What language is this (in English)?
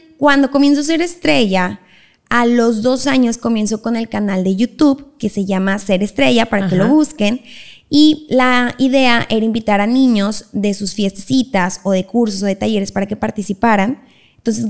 Spanish